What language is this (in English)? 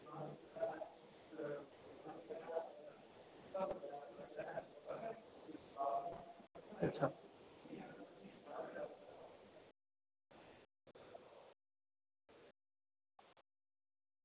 Dogri